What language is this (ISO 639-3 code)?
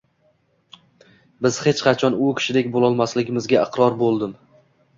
uzb